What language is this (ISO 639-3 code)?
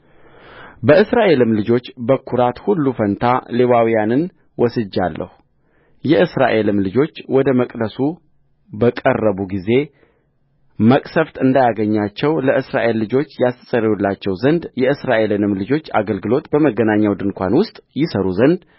amh